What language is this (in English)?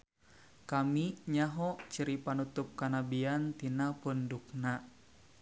Sundanese